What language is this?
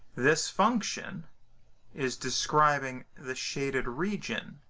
English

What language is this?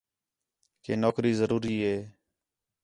Khetrani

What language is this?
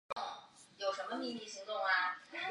Chinese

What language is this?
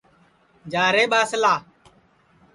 Sansi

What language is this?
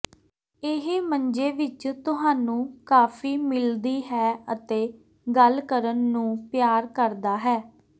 Punjabi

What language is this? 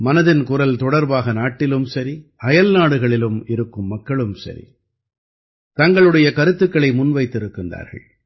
Tamil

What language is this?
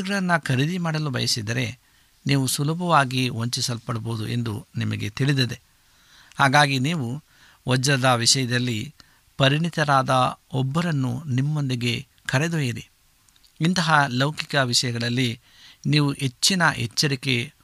Kannada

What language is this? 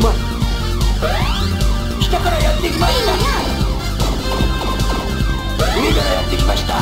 Japanese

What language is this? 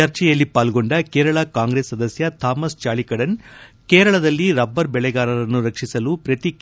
Kannada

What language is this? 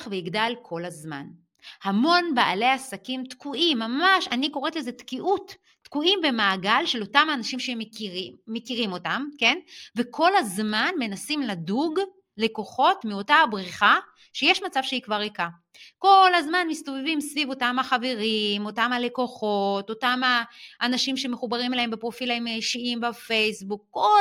Hebrew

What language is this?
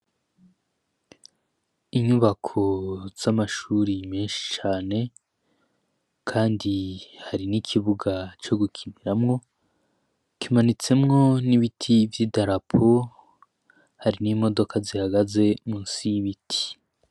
Rundi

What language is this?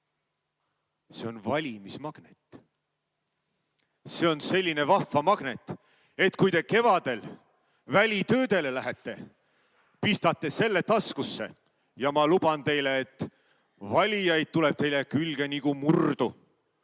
Estonian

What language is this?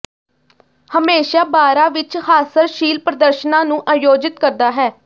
Punjabi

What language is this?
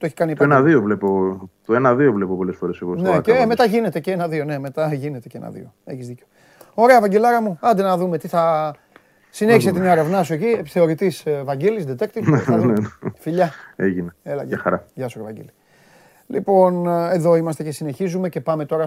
Greek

